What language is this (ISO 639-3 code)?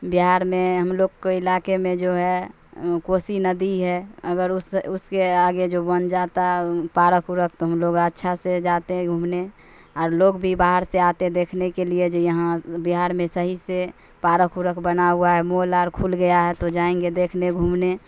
urd